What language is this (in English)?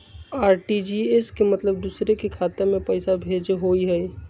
Magahi